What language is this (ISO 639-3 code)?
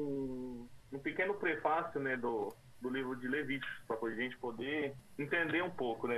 por